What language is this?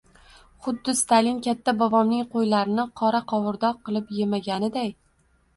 Uzbek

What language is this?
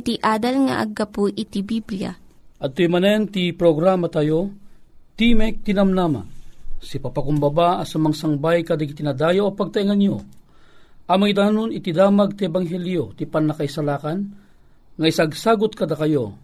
Filipino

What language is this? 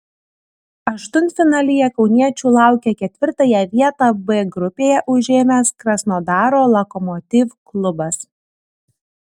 Lithuanian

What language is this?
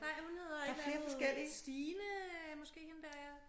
Danish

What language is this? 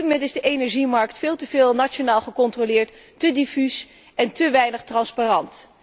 Dutch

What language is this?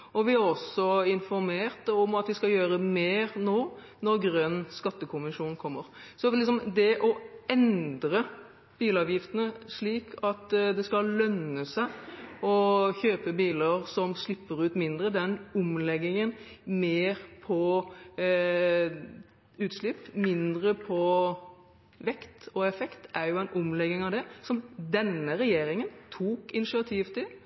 Norwegian Bokmål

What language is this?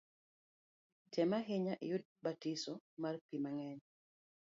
Luo (Kenya and Tanzania)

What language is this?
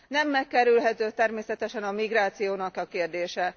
Hungarian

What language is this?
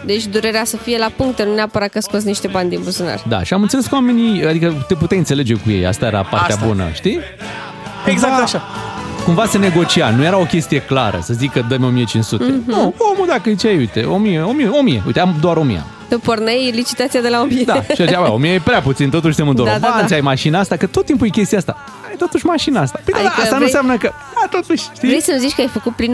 Romanian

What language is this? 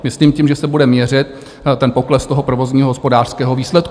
Czech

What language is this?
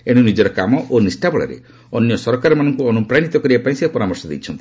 Odia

